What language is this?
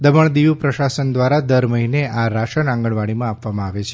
Gujarati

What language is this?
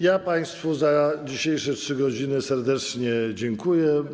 Polish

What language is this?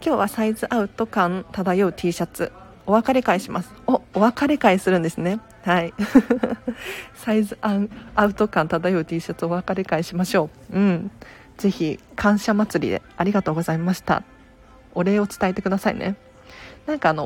Japanese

